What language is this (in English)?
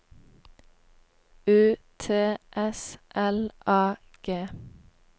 Norwegian